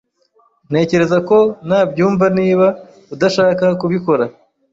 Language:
Kinyarwanda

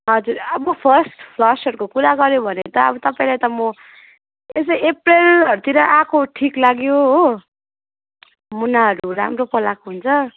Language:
Nepali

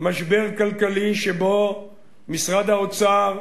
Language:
Hebrew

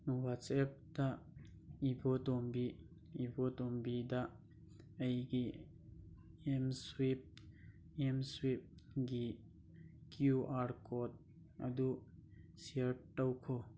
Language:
Manipuri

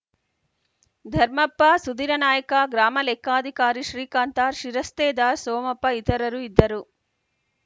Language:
Kannada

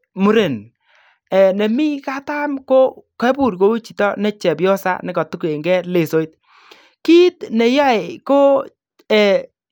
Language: Kalenjin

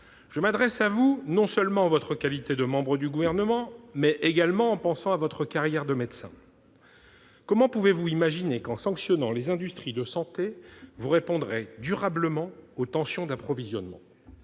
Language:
French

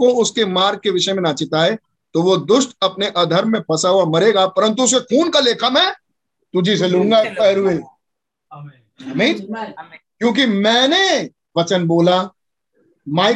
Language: Hindi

